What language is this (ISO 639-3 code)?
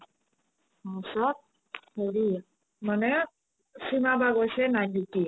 asm